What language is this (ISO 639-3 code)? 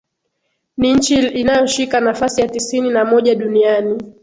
swa